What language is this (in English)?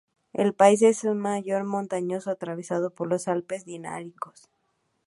Spanish